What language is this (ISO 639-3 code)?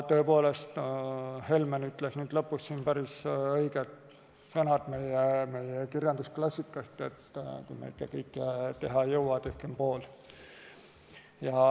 est